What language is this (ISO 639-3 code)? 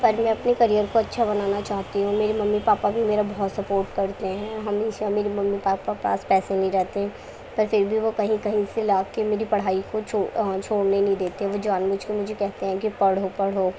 urd